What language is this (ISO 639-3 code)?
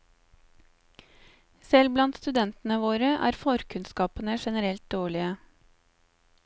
nor